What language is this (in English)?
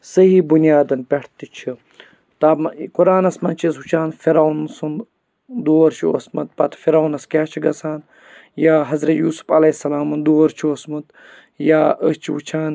Kashmiri